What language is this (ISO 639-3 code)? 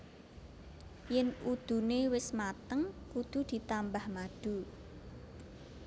jav